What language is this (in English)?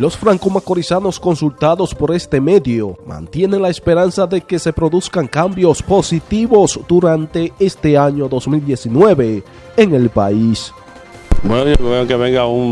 Spanish